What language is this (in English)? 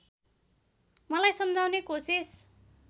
Nepali